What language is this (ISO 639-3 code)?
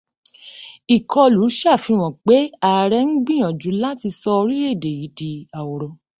yor